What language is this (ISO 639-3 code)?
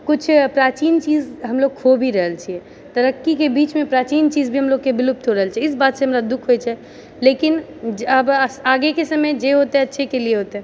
mai